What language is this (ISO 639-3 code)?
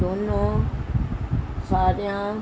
pan